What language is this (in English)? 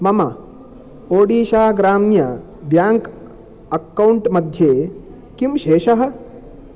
Sanskrit